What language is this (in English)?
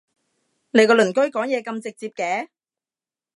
Cantonese